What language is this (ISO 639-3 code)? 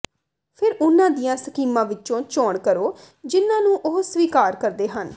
pan